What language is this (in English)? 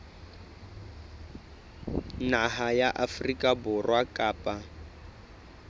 Southern Sotho